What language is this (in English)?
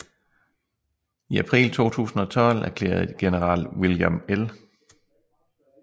Danish